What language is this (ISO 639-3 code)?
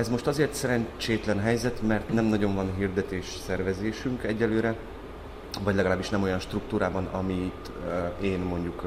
hun